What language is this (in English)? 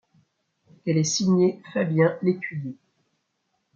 French